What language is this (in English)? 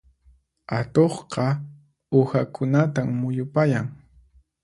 Puno Quechua